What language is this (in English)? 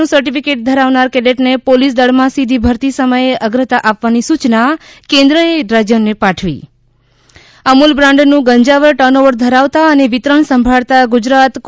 Gujarati